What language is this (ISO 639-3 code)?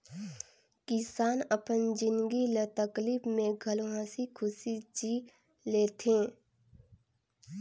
hne